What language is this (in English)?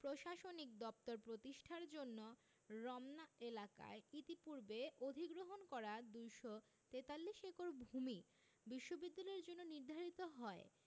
Bangla